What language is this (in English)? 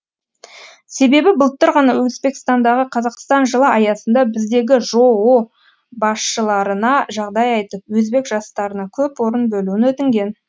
Kazakh